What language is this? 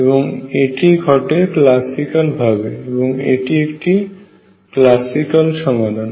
Bangla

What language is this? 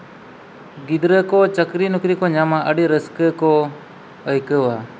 Santali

